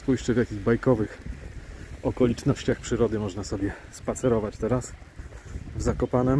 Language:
Polish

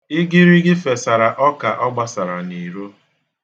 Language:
Igbo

